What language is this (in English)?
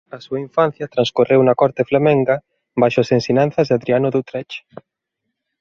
Galician